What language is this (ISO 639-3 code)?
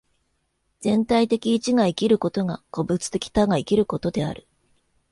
jpn